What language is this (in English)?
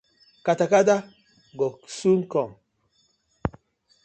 Nigerian Pidgin